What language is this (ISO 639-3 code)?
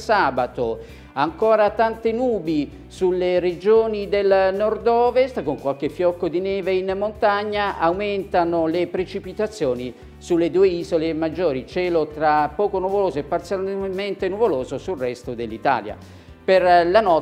ita